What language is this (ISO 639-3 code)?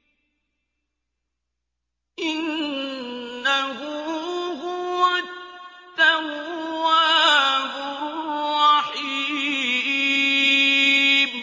ara